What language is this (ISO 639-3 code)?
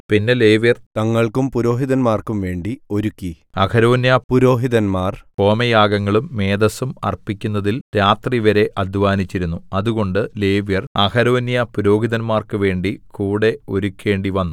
mal